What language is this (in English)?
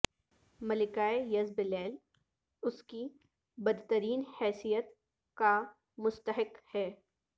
Urdu